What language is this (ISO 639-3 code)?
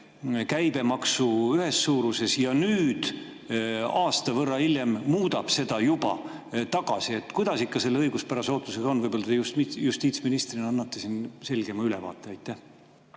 est